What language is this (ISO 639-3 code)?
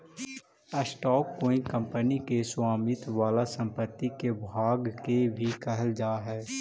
mag